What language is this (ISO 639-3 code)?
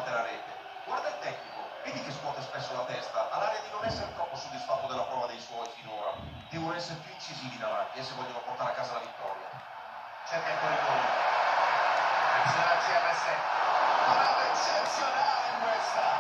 ita